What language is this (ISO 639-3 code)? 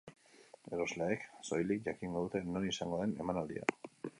eus